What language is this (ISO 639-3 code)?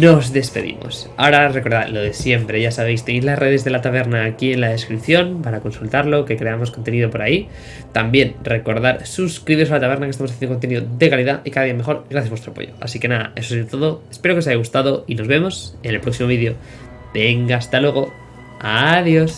spa